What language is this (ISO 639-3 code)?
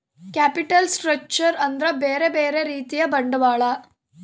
kan